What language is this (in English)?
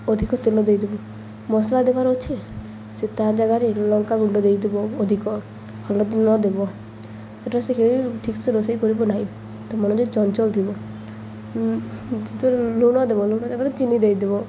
Odia